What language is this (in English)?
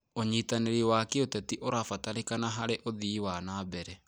Kikuyu